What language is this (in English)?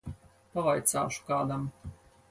Latvian